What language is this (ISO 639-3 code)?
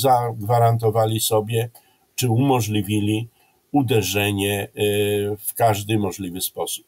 pol